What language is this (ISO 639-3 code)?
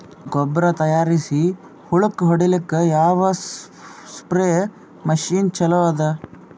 kan